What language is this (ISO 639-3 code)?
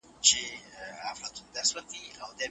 pus